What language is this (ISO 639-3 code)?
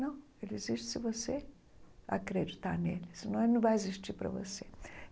por